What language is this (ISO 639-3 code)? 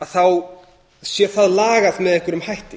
isl